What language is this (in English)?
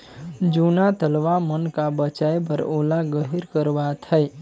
Chhattisgarhi